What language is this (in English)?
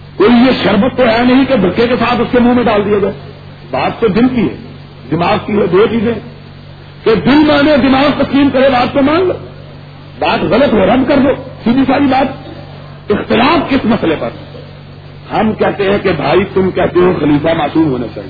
Urdu